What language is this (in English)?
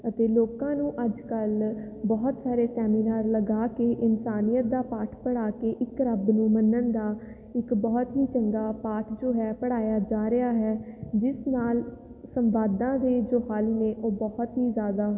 Punjabi